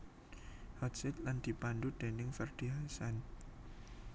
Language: Javanese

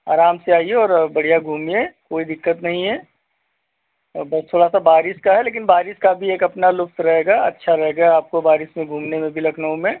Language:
Hindi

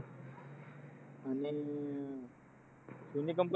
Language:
Marathi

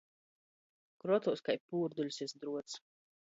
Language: Latgalian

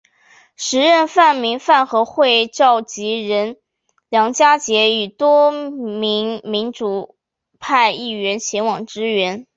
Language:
Chinese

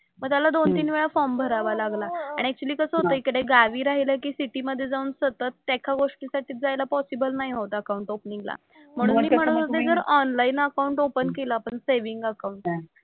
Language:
Marathi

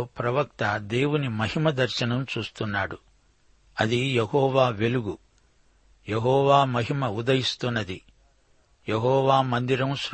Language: Telugu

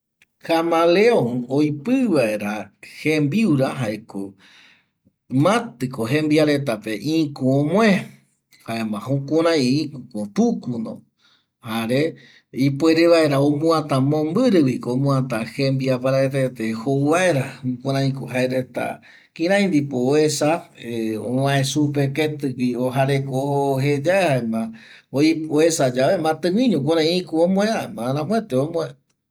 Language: Eastern Bolivian Guaraní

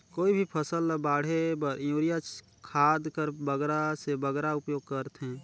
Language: Chhattisgarhi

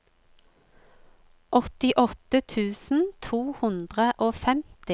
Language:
Norwegian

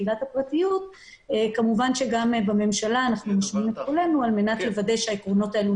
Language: Hebrew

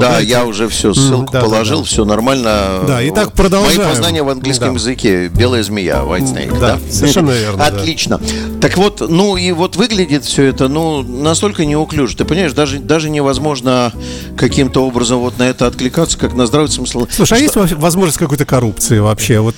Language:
Russian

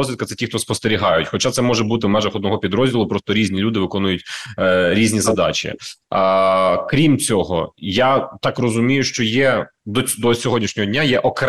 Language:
Ukrainian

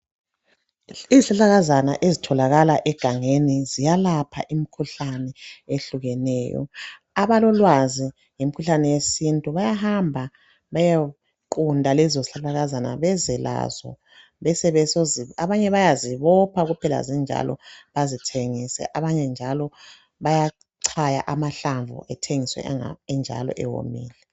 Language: North Ndebele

